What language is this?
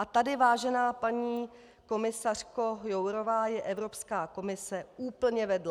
Czech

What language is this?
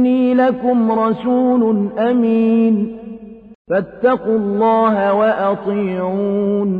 Arabic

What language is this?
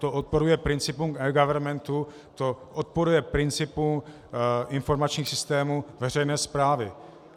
Czech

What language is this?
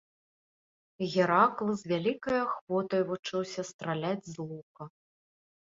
Belarusian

